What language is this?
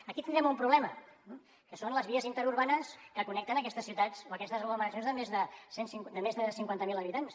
Catalan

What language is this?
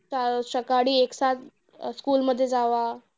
Marathi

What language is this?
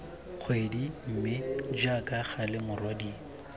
Tswana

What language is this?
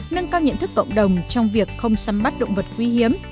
Vietnamese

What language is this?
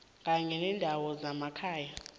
South Ndebele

